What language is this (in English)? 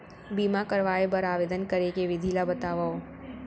Chhattisgarhi